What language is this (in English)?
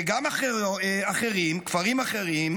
Hebrew